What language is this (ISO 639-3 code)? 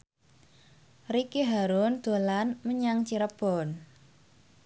jav